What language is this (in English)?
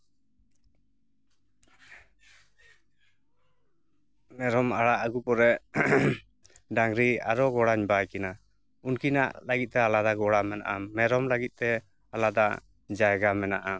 Santali